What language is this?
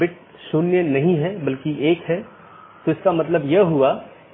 Hindi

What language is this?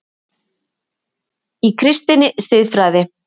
Icelandic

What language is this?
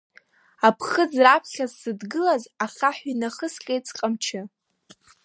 Abkhazian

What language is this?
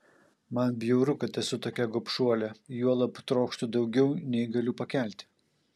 Lithuanian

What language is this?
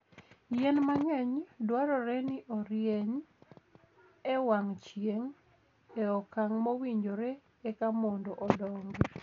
Luo (Kenya and Tanzania)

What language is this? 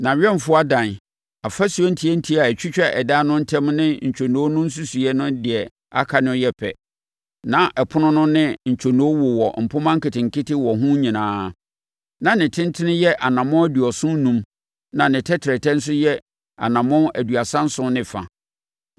Akan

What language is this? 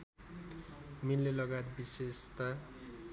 Nepali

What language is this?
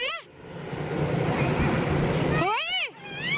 Thai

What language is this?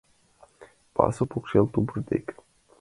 Mari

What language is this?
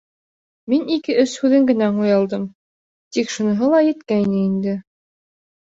Bashkir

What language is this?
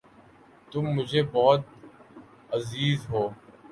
Urdu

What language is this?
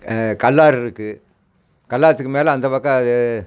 Tamil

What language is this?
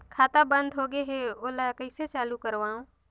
Chhattisgarhi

